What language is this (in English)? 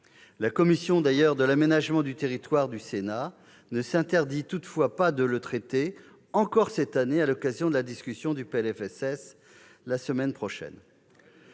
French